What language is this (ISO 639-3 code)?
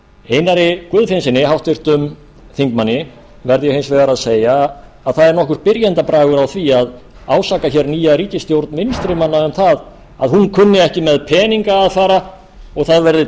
isl